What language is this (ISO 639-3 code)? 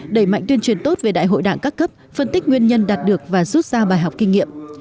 vie